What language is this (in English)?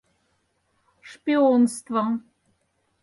Mari